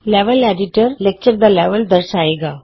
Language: Punjabi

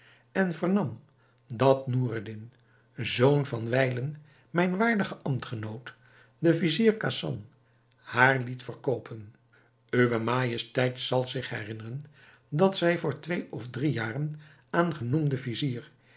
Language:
Dutch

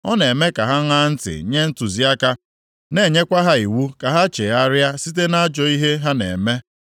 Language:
Igbo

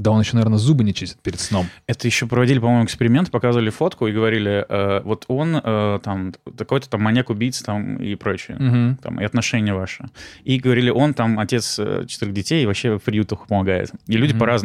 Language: Russian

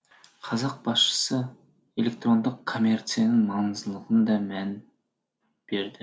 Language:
Kazakh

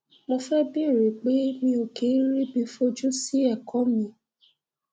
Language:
Yoruba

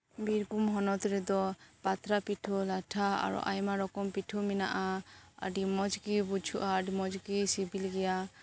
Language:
Santali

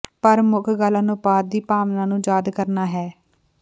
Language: Punjabi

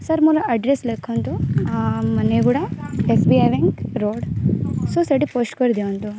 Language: Odia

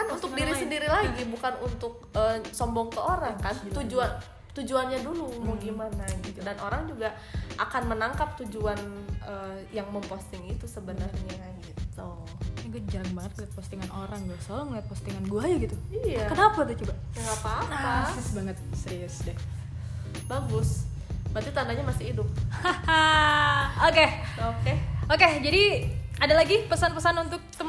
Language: Indonesian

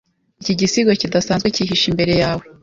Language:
Kinyarwanda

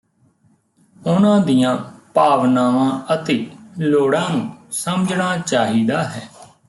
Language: Punjabi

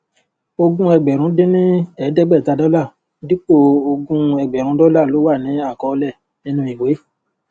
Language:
Yoruba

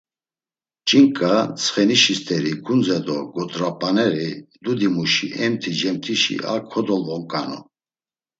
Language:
Laz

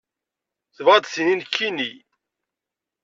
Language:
Kabyle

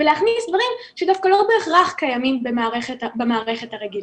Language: Hebrew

